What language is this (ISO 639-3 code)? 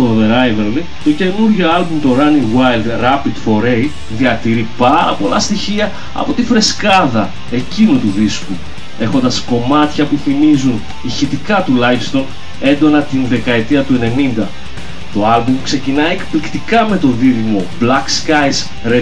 ell